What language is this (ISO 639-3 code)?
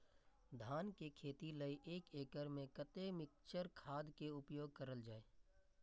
mai